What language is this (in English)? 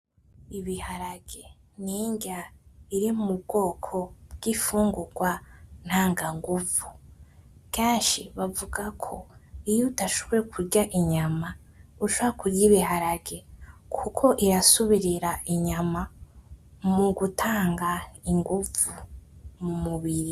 Rundi